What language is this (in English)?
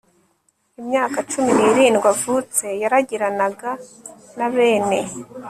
Kinyarwanda